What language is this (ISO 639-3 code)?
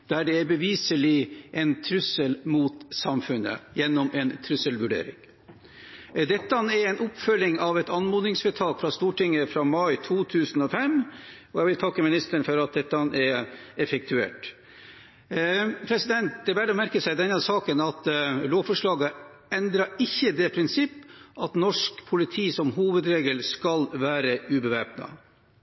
nob